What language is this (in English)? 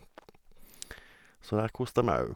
Norwegian